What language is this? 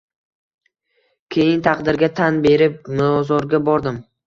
Uzbek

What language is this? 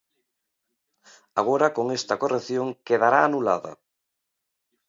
Galician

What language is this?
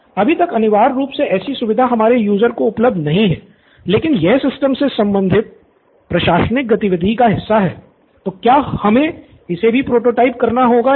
Hindi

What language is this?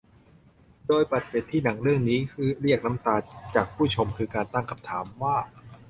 Thai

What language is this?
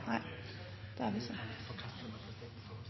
Norwegian Bokmål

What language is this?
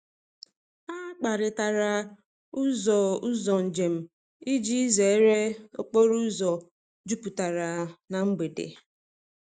Igbo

